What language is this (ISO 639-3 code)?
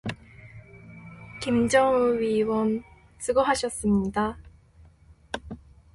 kor